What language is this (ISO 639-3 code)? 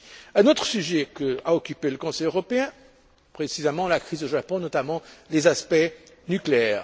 fra